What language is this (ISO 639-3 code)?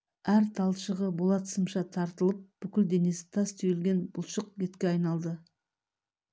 kaz